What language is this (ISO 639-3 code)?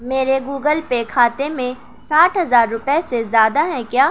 urd